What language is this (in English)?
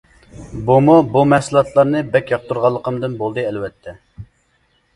Uyghur